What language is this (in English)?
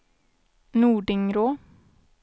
Swedish